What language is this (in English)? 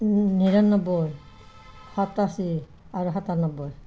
Assamese